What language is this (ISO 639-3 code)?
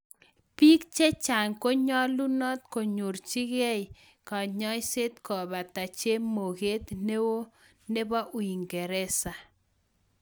kln